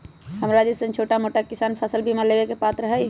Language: Magahi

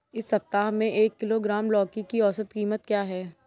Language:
Hindi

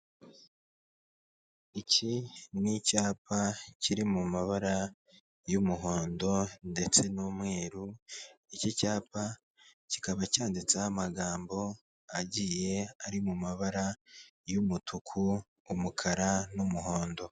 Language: Kinyarwanda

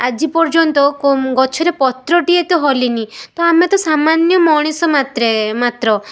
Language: Odia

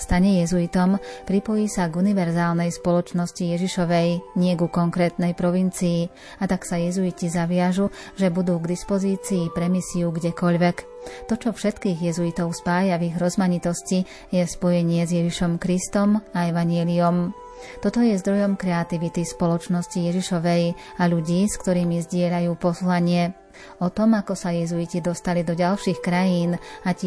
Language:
Slovak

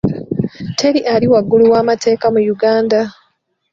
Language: Ganda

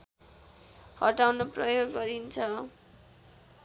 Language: Nepali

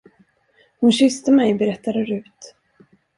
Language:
Swedish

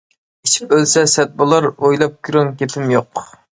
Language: Uyghur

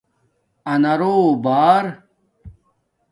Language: Domaaki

